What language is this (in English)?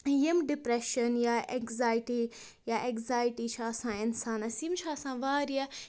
Kashmiri